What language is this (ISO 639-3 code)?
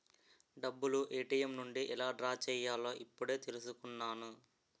tel